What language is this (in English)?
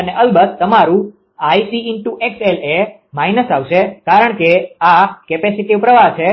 Gujarati